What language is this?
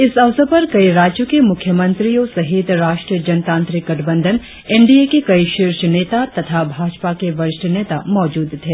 Hindi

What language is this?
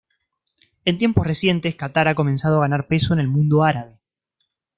Spanish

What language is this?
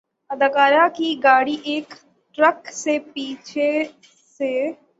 Urdu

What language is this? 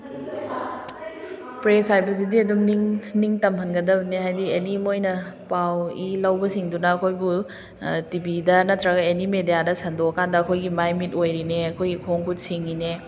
Manipuri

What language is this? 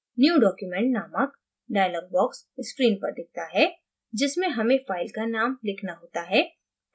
Hindi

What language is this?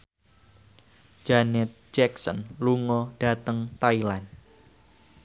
Javanese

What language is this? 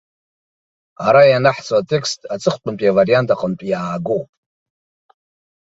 Abkhazian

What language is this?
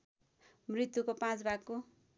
Nepali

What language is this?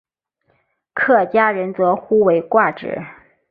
Chinese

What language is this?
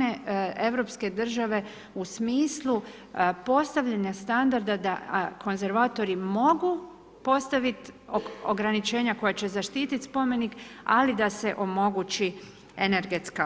Croatian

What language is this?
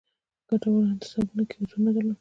Pashto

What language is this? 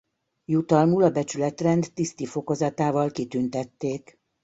Hungarian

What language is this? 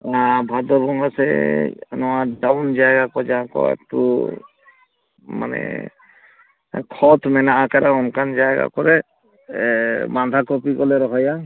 Santali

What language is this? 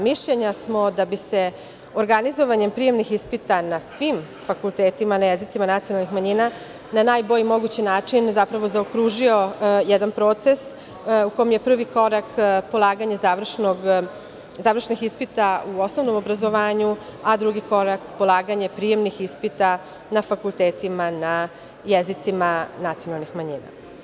Serbian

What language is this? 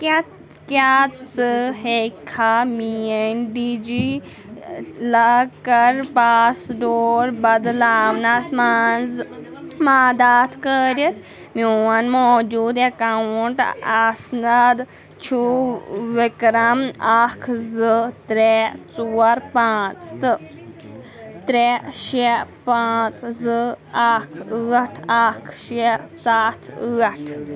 Kashmiri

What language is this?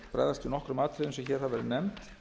Icelandic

